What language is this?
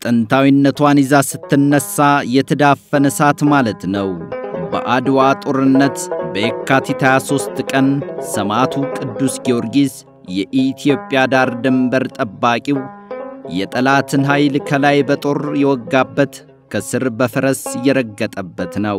English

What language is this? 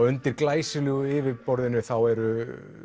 Icelandic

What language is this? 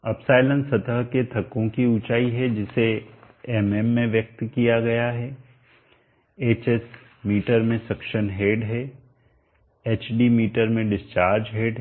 Hindi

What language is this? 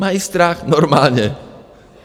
Czech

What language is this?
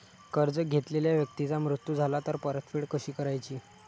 Marathi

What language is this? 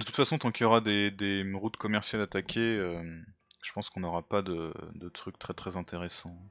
French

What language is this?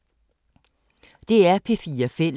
Danish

